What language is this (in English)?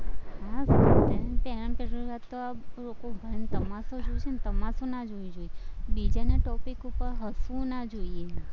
Gujarati